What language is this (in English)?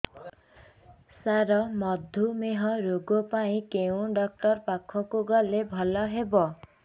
Odia